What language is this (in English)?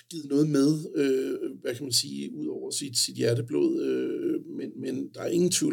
Danish